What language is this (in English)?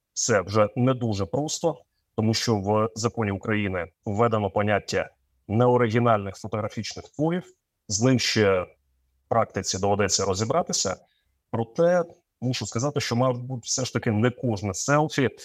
Ukrainian